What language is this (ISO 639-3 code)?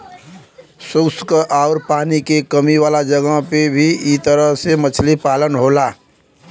bho